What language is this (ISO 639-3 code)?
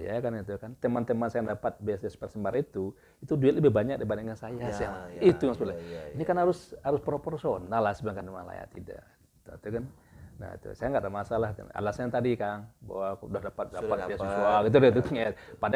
ind